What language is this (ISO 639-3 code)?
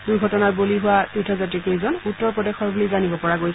asm